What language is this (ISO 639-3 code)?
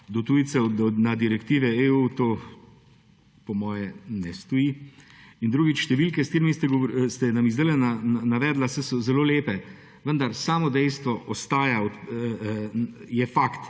slv